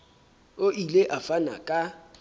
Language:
Southern Sotho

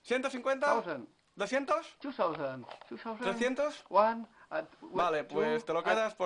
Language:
Spanish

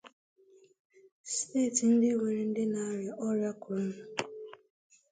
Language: Igbo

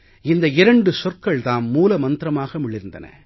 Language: Tamil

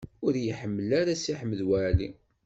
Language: Kabyle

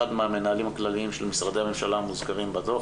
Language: Hebrew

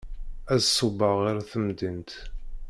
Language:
Kabyle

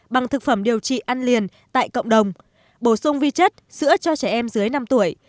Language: Vietnamese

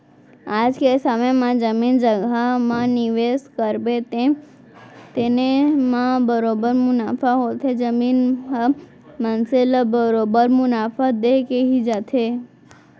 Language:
Chhattisgarhi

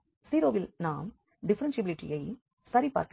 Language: Tamil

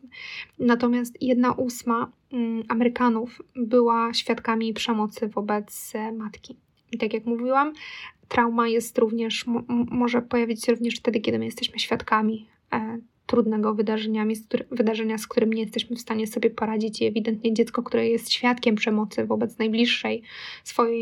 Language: Polish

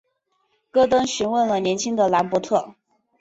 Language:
Chinese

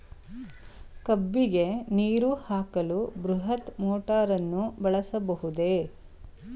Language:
Kannada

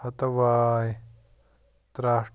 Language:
Kashmiri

